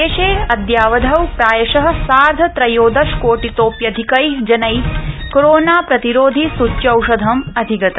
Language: Sanskrit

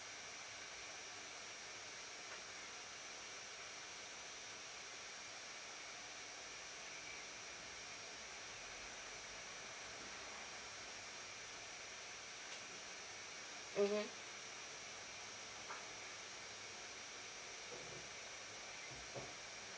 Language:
English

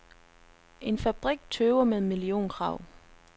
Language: Danish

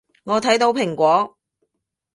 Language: Cantonese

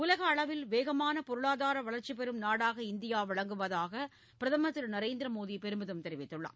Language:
Tamil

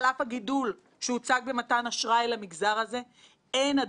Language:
Hebrew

